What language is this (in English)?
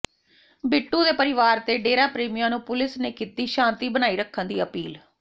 Punjabi